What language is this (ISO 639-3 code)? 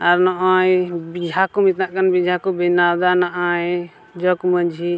sat